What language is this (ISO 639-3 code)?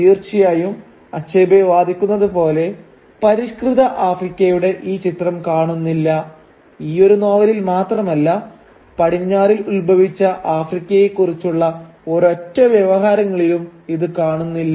mal